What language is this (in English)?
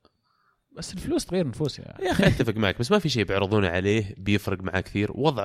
Arabic